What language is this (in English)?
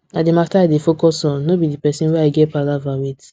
Nigerian Pidgin